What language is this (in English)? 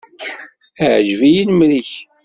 Kabyle